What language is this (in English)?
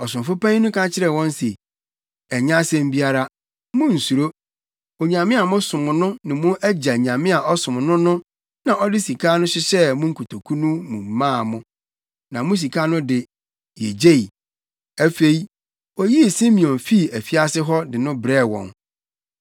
Akan